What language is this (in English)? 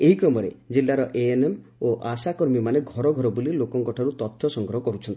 Odia